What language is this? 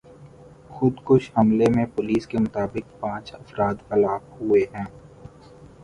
Urdu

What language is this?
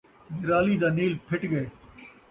Saraiki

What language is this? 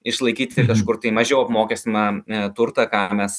Lithuanian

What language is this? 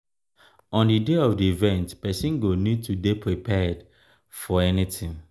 Nigerian Pidgin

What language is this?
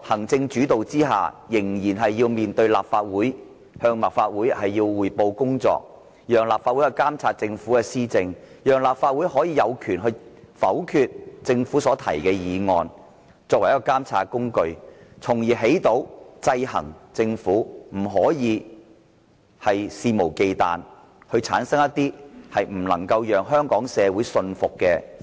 Cantonese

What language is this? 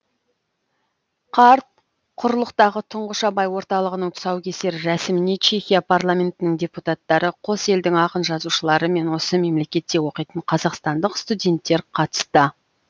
Kazakh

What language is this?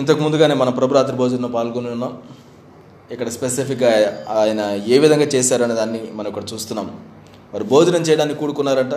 Telugu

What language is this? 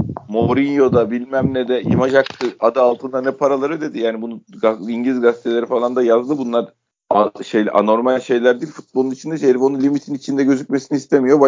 Turkish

